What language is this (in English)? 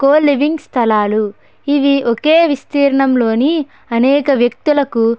Telugu